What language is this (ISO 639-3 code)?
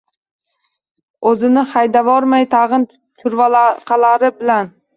uzb